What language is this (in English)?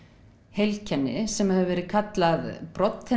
Icelandic